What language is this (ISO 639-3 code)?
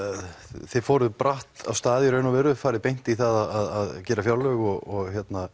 isl